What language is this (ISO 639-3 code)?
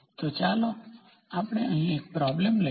guj